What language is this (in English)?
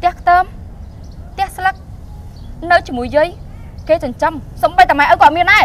Vietnamese